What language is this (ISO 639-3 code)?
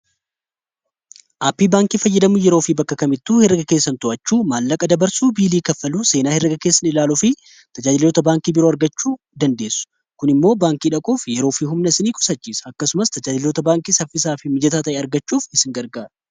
orm